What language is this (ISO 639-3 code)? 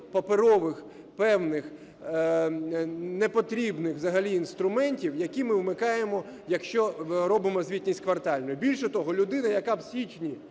ukr